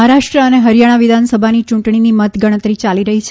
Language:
Gujarati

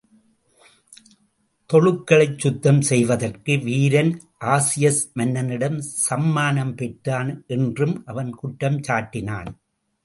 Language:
Tamil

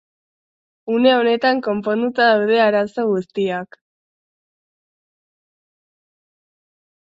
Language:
Basque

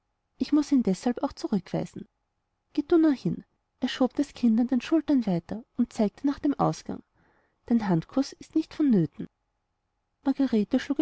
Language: German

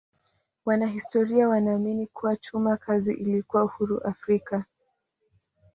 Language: Swahili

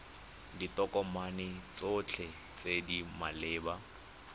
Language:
Tswana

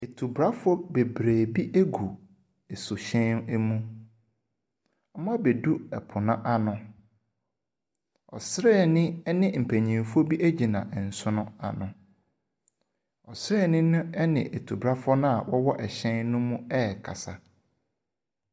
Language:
Akan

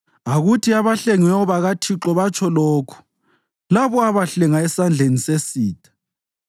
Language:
North Ndebele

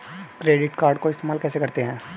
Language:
Hindi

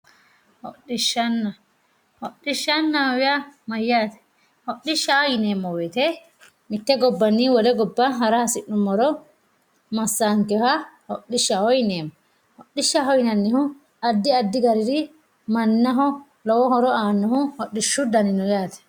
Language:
Sidamo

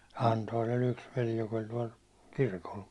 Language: Finnish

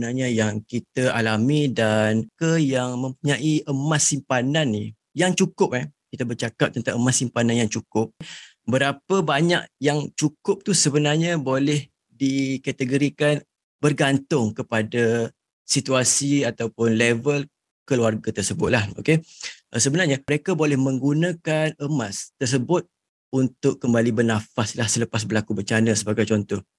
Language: Malay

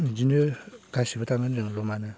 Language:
Bodo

